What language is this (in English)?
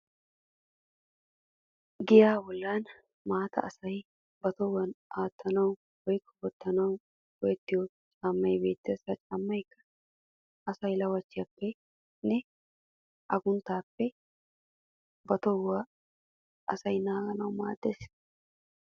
Wolaytta